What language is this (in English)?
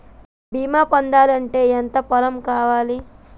Telugu